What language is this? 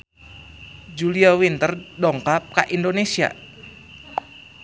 Sundanese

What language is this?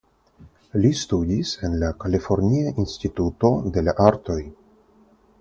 Esperanto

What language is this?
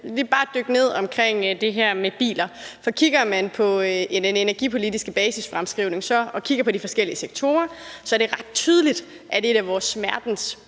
Danish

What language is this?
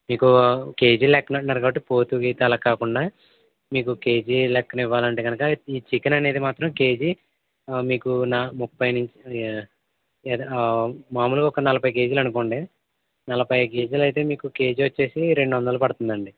Telugu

